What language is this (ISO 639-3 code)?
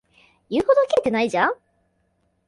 jpn